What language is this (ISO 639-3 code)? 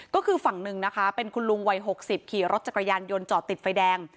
tha